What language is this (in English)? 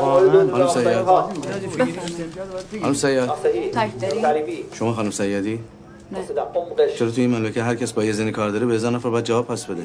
Persian